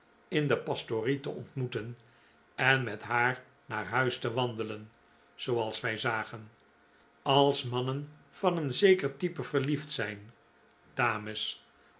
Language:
Dutch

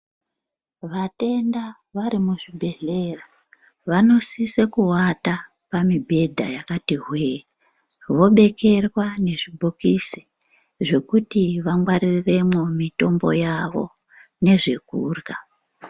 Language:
Ndau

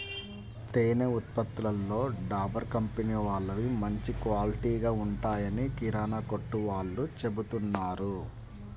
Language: Telugu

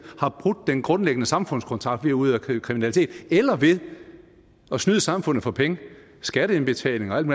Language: Danish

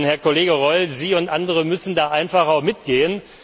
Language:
German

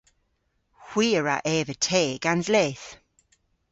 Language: Cornish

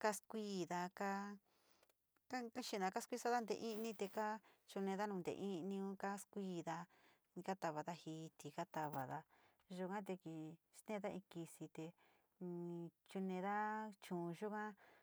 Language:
Sinicahua Mixtec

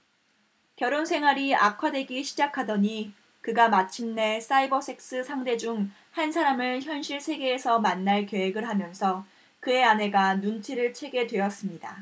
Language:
Korean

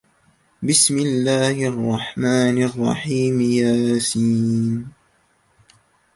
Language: Arabic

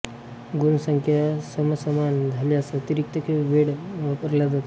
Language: Marathi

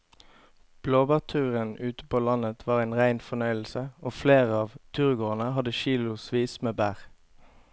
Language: Norwegian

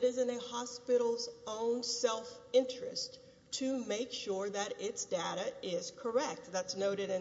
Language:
English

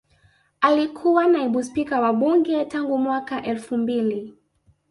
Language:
Swahili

